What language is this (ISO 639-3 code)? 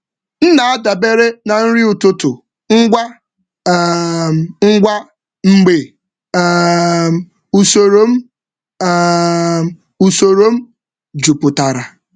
ibo